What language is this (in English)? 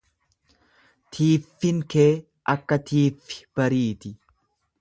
Oromo